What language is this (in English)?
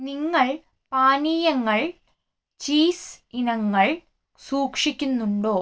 Malayalam